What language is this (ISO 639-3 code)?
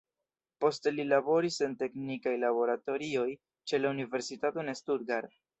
epo